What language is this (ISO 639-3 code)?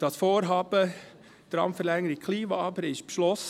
gsw